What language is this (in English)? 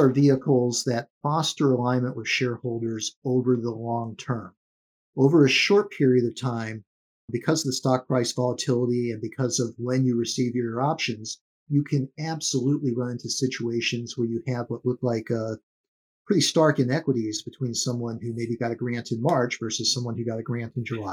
English